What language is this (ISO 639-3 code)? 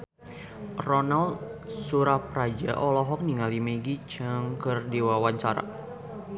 sun